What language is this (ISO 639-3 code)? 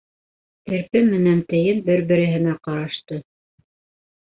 bak